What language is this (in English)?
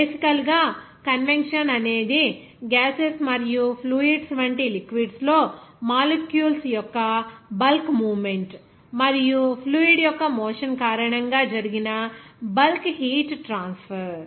Telugu